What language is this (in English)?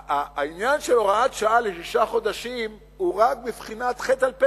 Hebrew